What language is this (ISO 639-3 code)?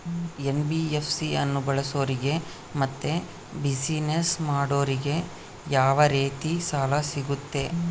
kan